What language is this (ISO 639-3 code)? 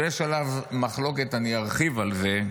heb